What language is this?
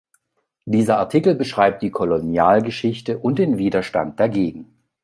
German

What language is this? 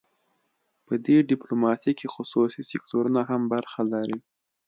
Pashto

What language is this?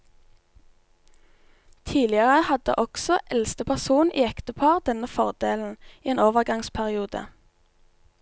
Norwegian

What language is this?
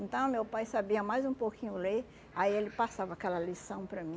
Portuguese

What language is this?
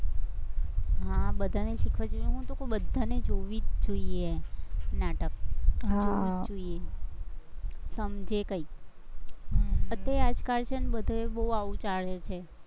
Gujarati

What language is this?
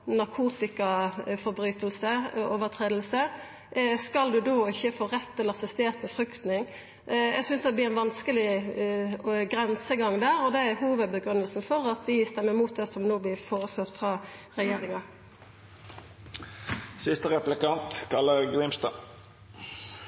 Norwegian Nynorsk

